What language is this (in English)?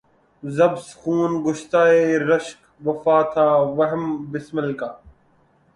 Urdu